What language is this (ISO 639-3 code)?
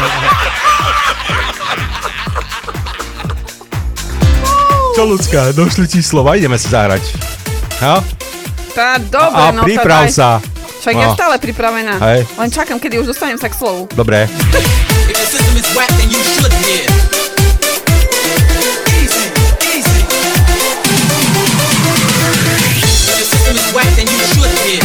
slk